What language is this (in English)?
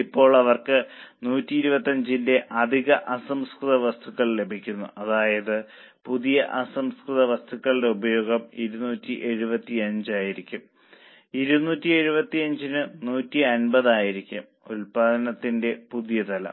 Malayalam